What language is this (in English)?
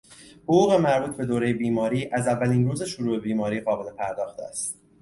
Persian